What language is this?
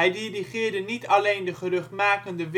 Dutch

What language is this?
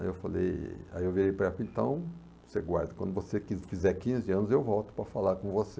Portuguese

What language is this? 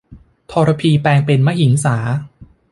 Thai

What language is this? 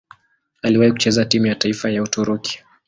Swahili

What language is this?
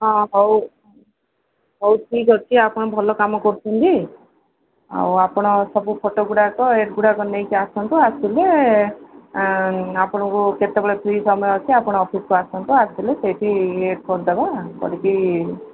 Odia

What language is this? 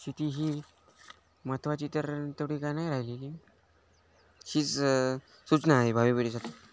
Marathi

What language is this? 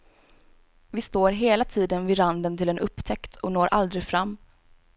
Swedish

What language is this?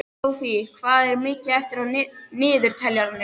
Icelandic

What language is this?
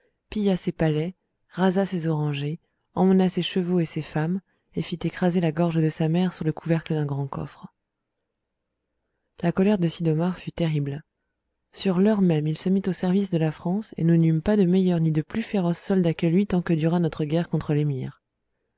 French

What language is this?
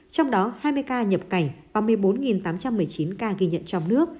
Vietnamese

